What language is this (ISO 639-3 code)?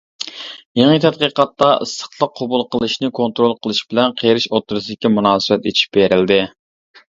uig